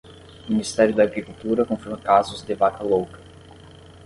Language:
Portuguese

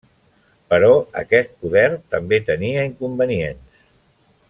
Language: Catalan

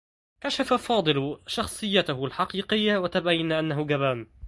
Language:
Arabic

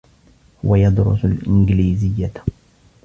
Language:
Arabic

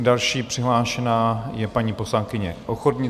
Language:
Czech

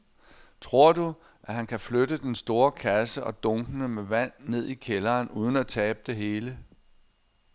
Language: Danish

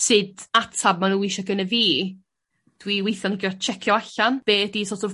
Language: Welsh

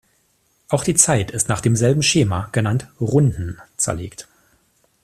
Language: German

